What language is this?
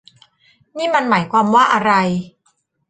Thai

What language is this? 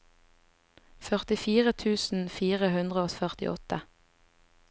Norwegian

